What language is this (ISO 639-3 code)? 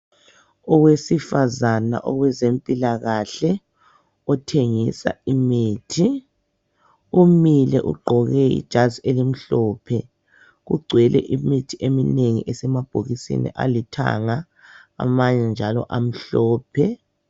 nde